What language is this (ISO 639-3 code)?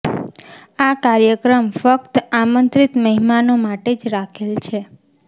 guj